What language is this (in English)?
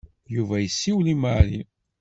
Kabyle